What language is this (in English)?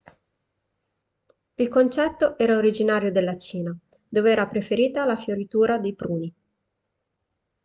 Italian